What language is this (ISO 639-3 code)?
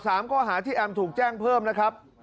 tha